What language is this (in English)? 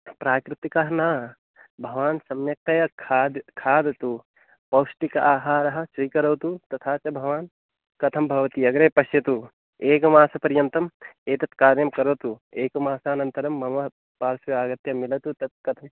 Sanskrit